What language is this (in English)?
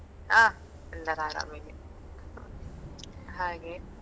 Kannada